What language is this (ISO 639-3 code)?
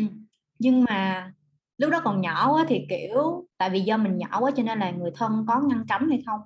vie